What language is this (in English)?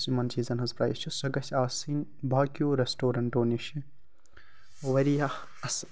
Kashmiri